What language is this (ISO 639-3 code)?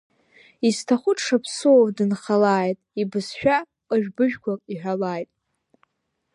abk